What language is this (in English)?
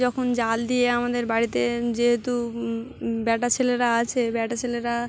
Bangla